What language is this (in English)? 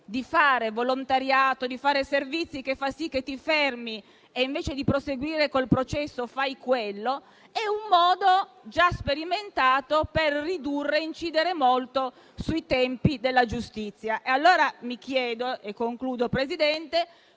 Italian